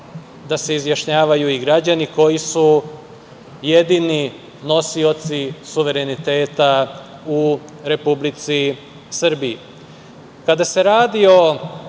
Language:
Serbian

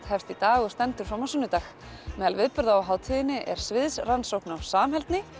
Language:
Icelandic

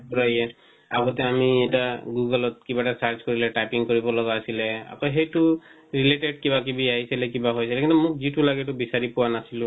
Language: Assamese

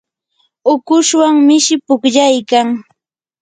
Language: Yanahuanca Pasco Quechua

